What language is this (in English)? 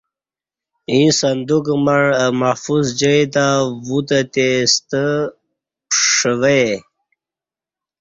Kati